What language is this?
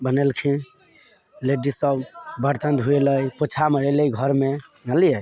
Maithili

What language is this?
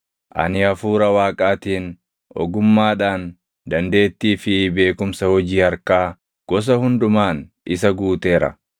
Oromo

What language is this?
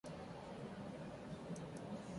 Hindi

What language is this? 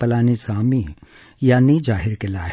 Marathi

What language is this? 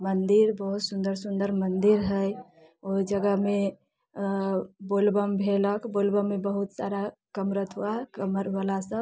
Maithili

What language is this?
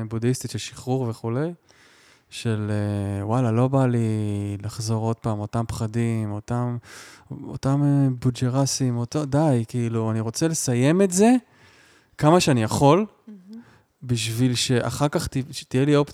Hebrew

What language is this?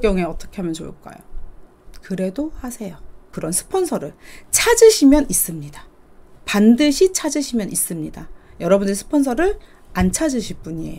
Korean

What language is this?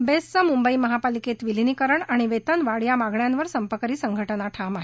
Marathi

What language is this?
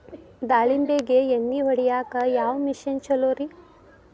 Kannada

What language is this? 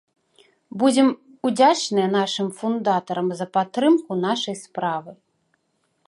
Belarusian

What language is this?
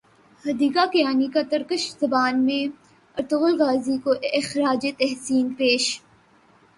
Urdu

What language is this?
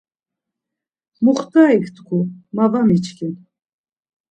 Laz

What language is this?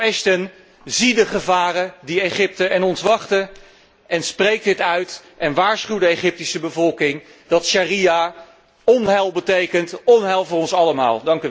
Dutch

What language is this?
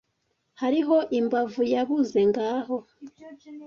Kinyarwanda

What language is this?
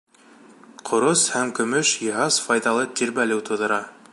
Bashkir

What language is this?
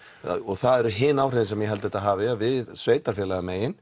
Icelandic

